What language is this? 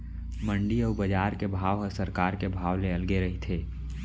Chhattisgarhi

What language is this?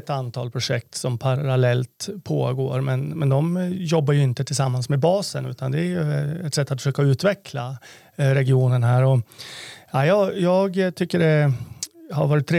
Swedish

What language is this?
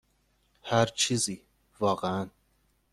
Persian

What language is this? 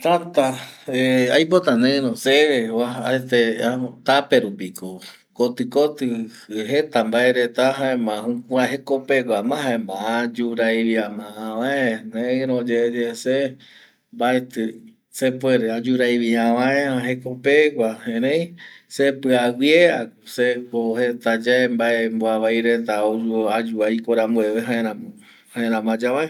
Eastern Bolivian Guaraní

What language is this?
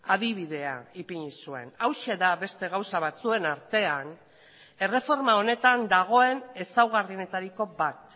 Basque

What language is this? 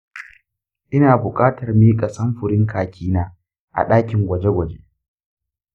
Hausa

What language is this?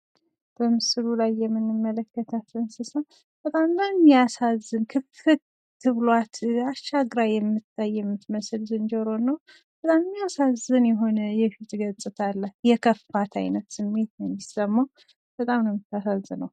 Amharic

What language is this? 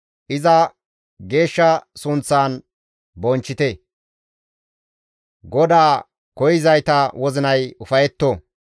Gamo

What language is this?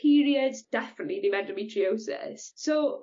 Welsh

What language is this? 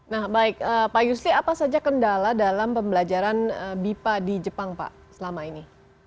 Indonesian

